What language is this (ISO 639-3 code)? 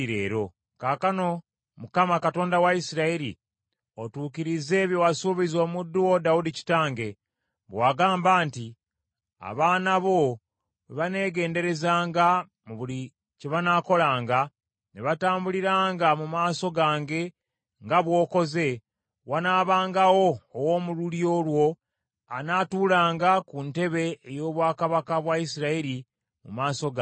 lug